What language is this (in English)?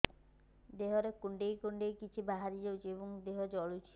Odia